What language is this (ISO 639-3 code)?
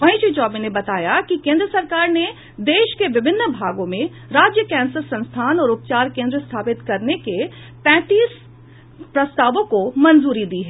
hin